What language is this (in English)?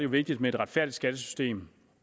Danish